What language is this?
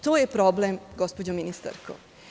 Serbian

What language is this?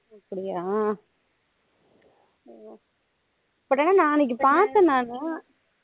Tamil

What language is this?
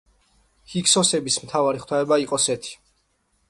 Georgian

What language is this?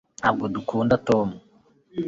Kinyarwanda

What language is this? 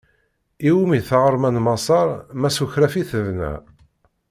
Kabyle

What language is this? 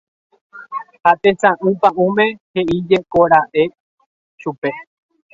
Guarani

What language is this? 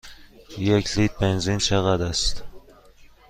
Persian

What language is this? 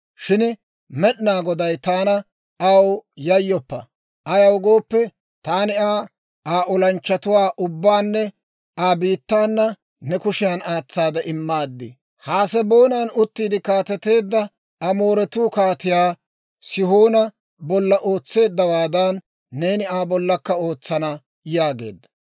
Dawro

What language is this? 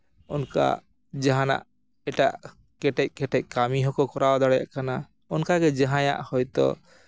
Santali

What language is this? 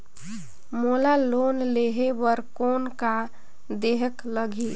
Chhattisgarhi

